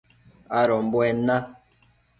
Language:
Matsés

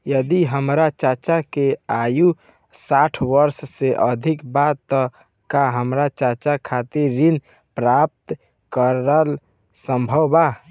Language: Bhojpuri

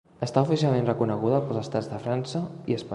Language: Catalan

